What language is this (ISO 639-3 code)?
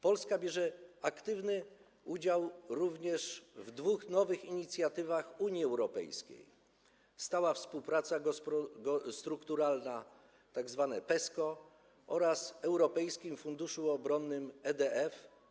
pol